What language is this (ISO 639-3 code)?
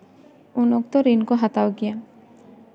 sat